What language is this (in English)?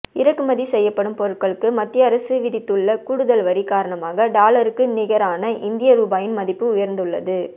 Tamil